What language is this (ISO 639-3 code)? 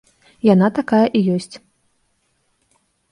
bel